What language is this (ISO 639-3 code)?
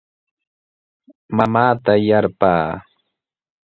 qws